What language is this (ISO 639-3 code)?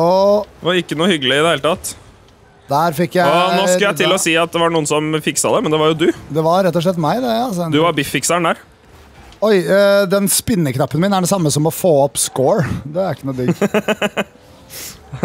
nor